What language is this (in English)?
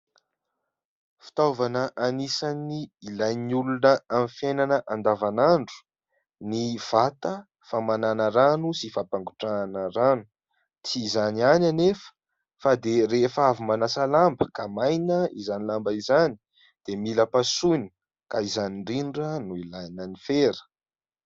Malagasy